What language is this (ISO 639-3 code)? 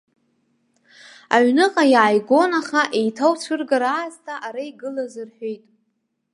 abk